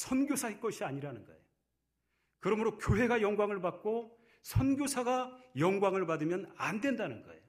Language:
Korean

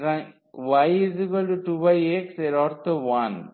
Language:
Bangla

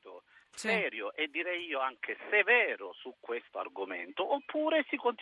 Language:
Italian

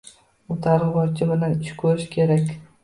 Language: Uzbek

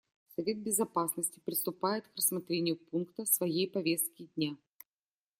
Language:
Russian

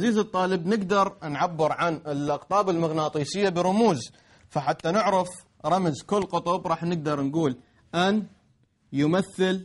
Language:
Arabic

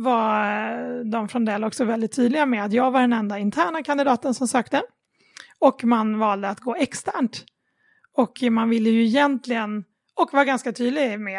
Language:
Swedish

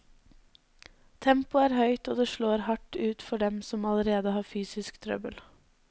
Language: Norwegian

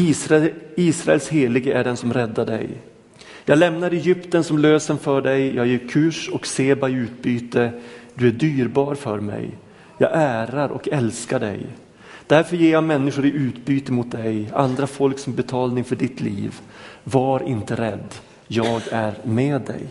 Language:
Swedish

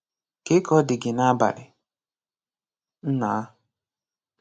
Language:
Igbo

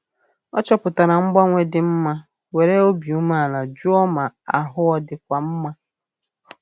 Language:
Igbo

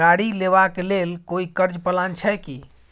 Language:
Maithili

